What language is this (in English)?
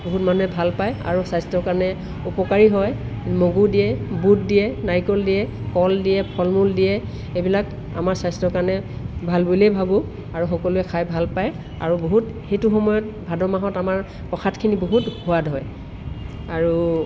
Assamese